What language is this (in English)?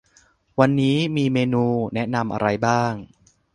Thai